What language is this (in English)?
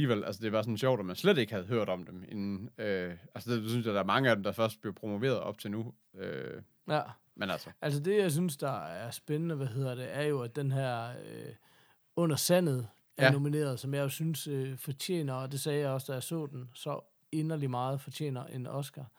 Danish